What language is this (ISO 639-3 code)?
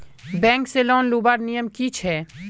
mag